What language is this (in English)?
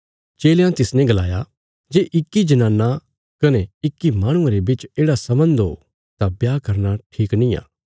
Bilaspuri